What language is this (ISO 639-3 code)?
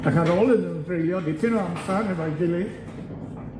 cym